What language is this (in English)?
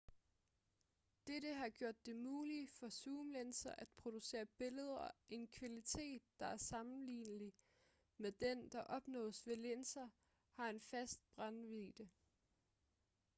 Danish